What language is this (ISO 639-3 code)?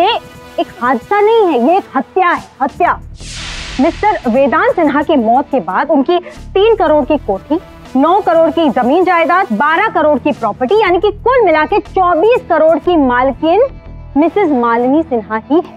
hin